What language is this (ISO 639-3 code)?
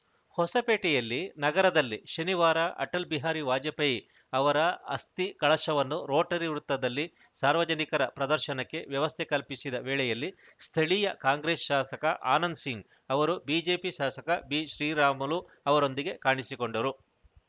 kan